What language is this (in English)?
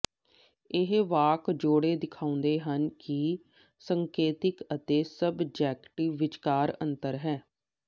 Punjabi